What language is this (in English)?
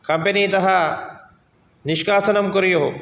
Sanskrit